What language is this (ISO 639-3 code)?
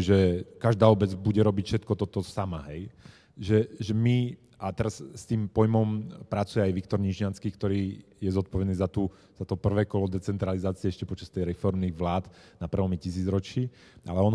slk